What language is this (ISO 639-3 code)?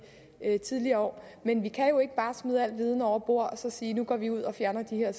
dan